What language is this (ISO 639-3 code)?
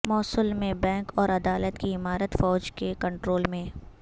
urd